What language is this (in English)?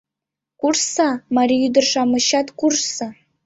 Mari